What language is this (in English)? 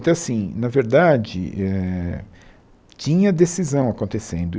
Portuguese